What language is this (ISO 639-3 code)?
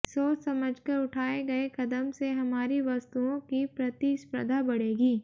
hin